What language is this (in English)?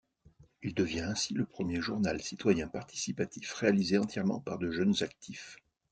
French